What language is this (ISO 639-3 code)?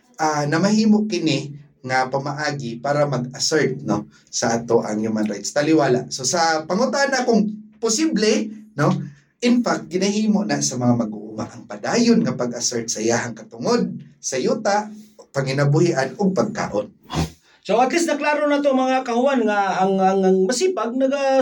fil